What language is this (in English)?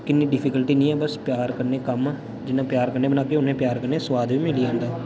Dogri